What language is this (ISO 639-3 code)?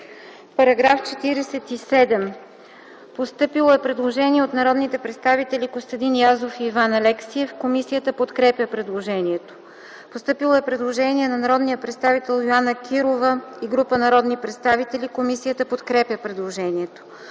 bul